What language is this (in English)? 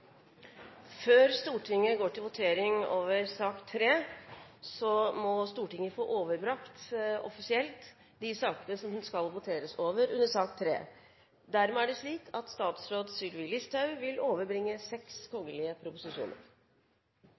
Norwegian Nynorsk